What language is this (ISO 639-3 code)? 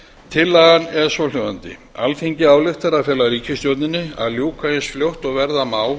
isl